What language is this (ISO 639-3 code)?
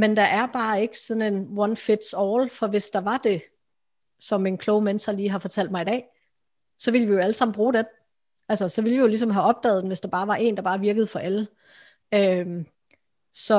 dan